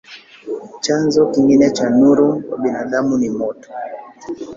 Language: Swahili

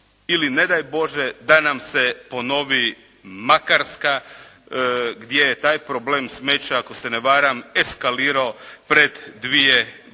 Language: Croatian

